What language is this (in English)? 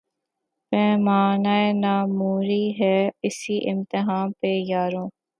Urdu